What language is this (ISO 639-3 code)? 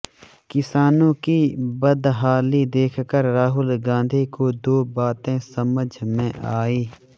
hin